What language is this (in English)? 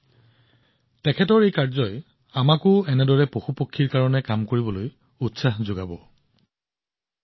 Assamese